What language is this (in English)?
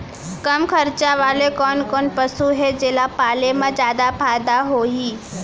Chhattisgarhi